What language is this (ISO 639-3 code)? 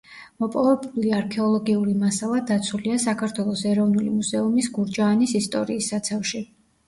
kat